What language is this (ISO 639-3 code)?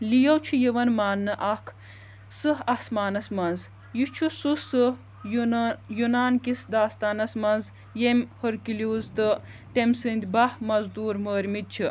kas